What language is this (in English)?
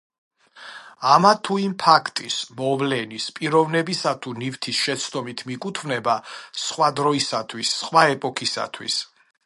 Georgian